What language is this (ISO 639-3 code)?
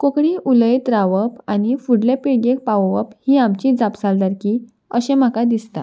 kok